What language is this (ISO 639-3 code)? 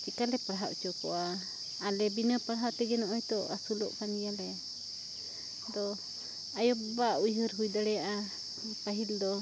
sat